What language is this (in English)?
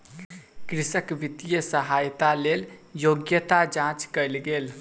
Maithili